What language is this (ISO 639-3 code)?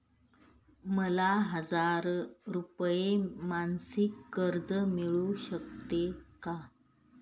mar